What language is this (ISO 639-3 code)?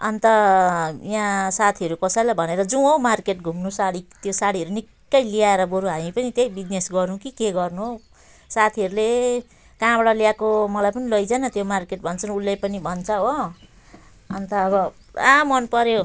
nep